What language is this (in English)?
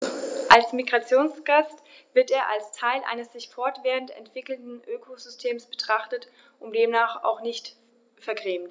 German